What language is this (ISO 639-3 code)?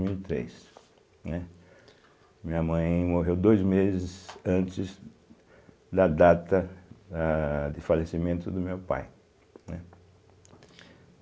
por